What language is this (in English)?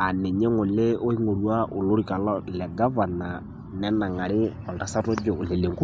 Masai